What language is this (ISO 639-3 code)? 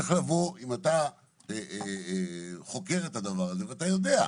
heb